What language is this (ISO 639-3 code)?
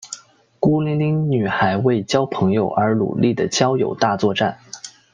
zho